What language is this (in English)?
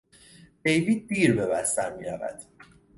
Persian